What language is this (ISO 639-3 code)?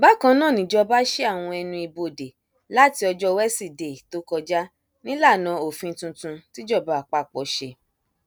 yor